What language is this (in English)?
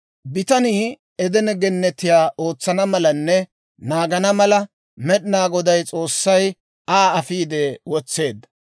Dawro